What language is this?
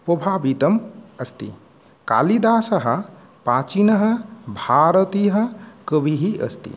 Sanskrit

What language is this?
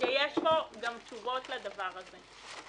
Hebrew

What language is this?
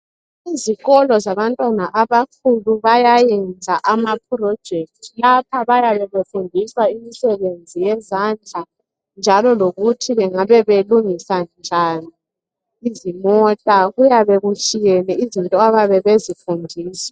North Ndebele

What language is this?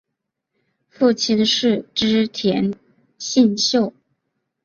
Chinese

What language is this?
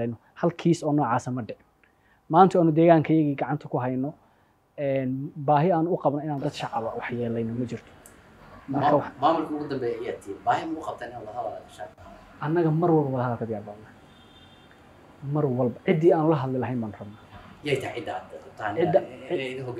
Arabic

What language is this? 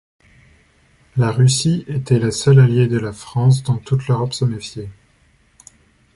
French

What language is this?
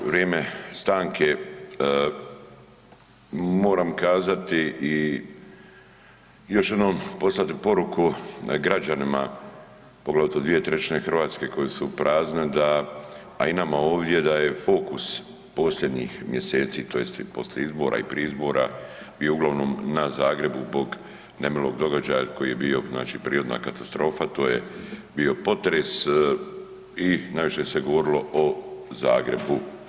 Croatian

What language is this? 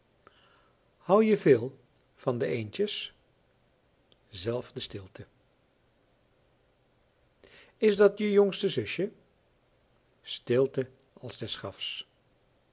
Dutch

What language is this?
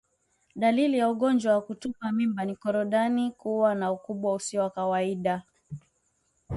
Swahili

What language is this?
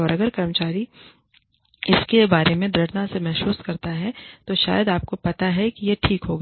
Hindi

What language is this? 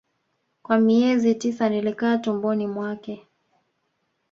Swahili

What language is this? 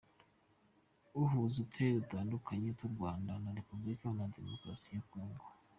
Kinyarwanda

